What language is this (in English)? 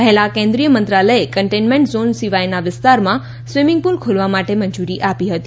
Gujarati